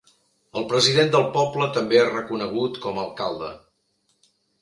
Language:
Catalan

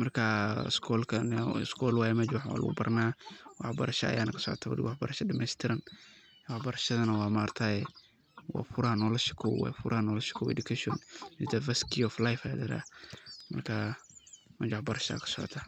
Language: Somali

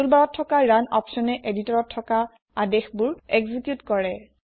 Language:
Assamese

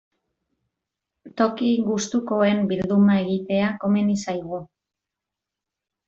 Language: Basque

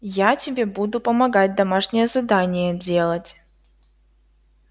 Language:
Russian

